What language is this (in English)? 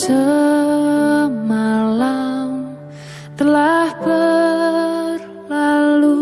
Indonesian